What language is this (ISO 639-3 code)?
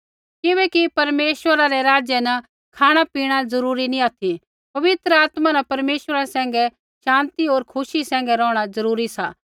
kfx